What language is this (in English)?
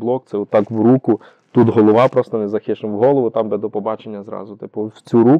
Ukrainian